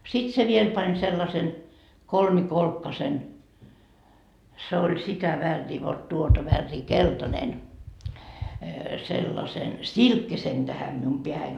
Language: Finnish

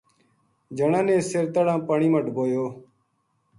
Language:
Gujari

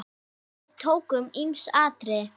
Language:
Icelandic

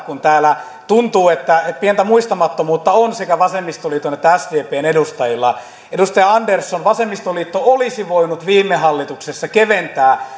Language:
Finnish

